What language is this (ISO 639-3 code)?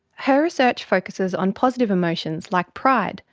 eng